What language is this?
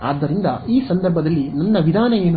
Kannada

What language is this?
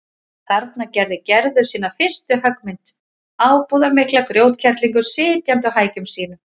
Icelandic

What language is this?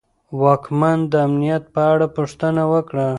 Pashto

